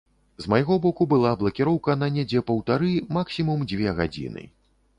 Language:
Belarusian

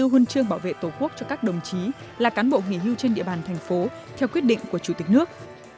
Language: Vietnamese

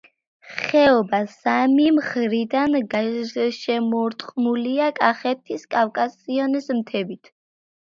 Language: Georgian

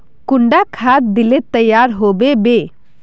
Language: Magahi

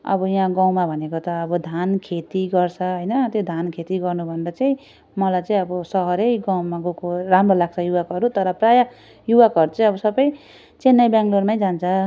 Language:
Nepali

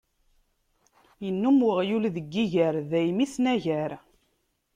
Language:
Kabyle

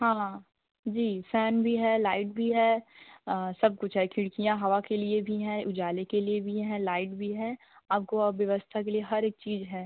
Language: Hindi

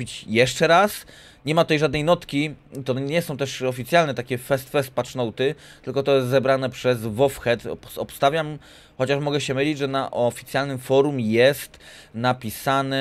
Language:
Polish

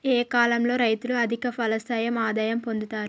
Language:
Telugu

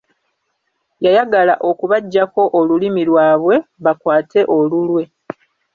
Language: Ganda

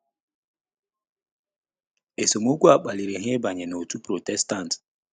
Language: Igbo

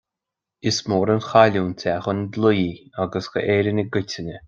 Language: Irish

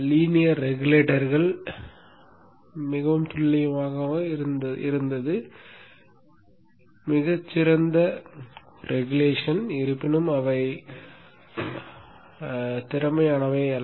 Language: Tamil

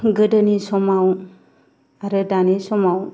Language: Bodo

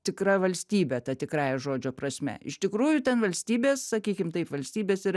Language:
Lithuanian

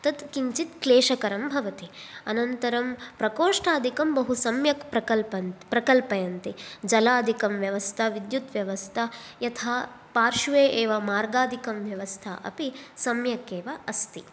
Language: Sanskrit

